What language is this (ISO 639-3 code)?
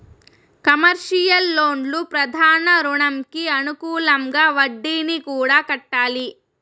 tel